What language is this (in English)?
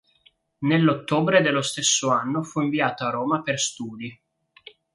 Italian